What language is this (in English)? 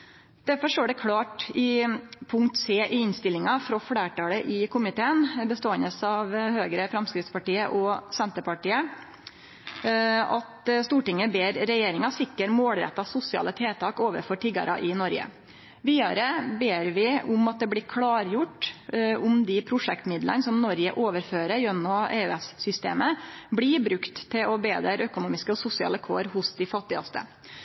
Norwegian Nynorsk